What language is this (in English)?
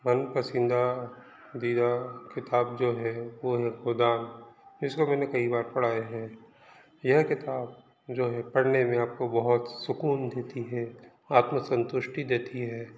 Hindi